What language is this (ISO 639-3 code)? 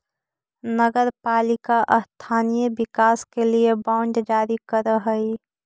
mag